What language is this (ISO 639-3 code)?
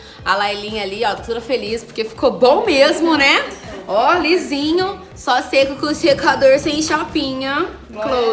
por